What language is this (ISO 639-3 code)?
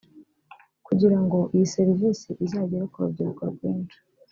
kin